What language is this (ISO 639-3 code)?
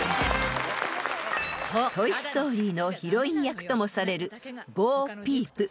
jpn